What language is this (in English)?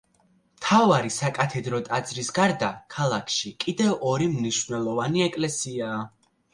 Georgian